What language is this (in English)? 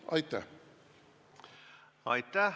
Estonian